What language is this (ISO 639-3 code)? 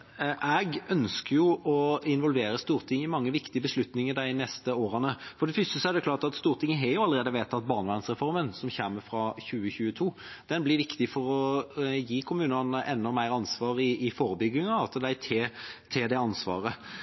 nob